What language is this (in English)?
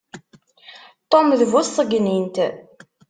Kabyle